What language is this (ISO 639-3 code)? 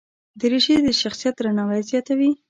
pus